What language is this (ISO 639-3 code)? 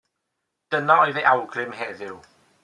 cym